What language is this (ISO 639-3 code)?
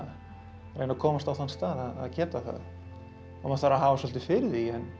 isl